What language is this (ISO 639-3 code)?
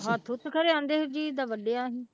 pan